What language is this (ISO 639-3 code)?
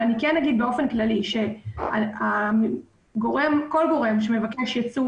heb